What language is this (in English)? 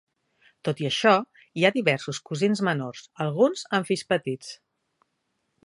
Catalan